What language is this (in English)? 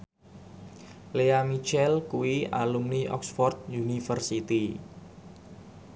Javanese